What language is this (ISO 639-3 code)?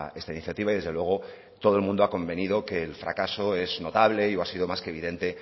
spa